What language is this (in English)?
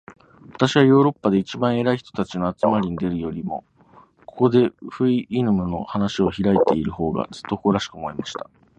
Japanese